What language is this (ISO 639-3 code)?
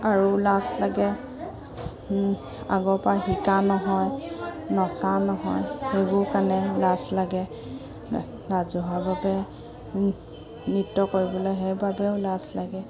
asm